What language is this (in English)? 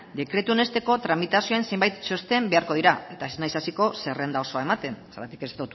Basque